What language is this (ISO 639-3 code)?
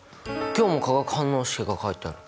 jpn